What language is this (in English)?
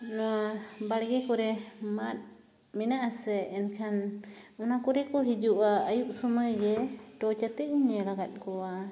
Santali